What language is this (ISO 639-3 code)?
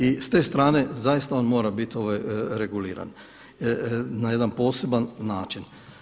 hrv